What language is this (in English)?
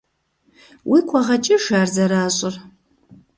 Kabardian